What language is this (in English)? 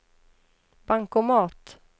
Swedish